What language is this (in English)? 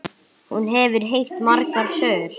Icelandic